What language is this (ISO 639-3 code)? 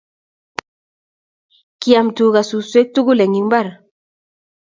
kln